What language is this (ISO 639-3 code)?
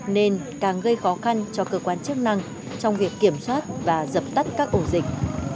vie